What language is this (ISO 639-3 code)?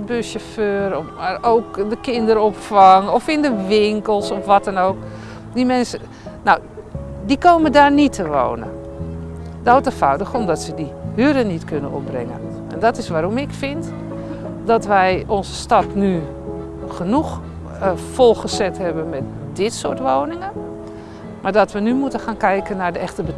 nld